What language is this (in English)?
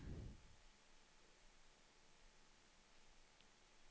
Swedish